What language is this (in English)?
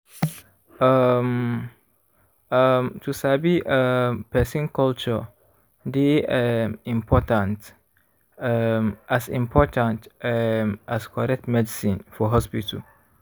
Nigerian Pidgin